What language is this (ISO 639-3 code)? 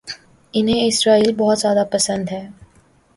urd